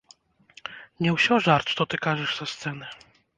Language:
Belarusian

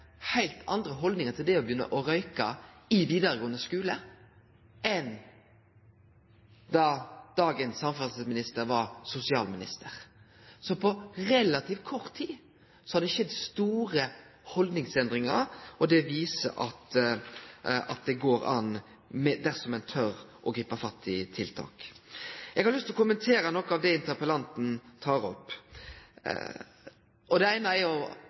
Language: Norwegian Nynorsk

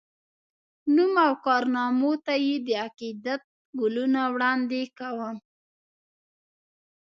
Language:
Pashto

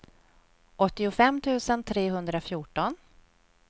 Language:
Swedish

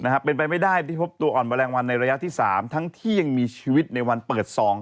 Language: Thai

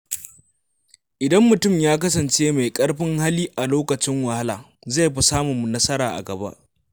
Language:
Hausa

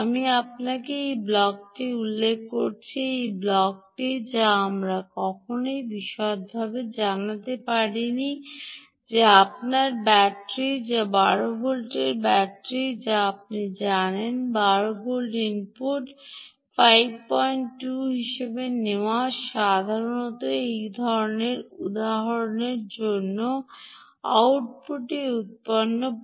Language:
Bangla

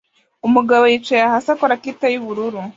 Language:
Kinyarwanda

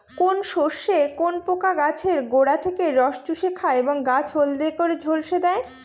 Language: Bangla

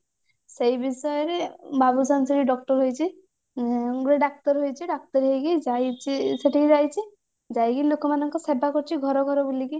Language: Odia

